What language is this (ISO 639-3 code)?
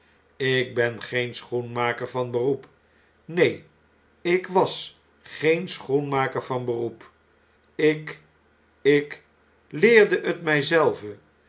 nld